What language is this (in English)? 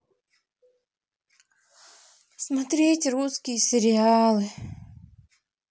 Russian